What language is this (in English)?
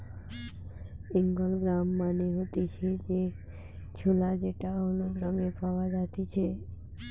Bangla